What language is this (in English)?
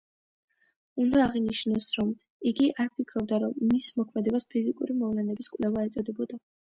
Georgian